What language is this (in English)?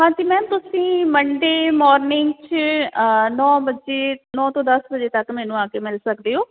Punjabi